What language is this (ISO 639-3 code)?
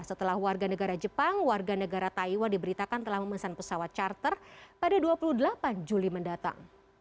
ind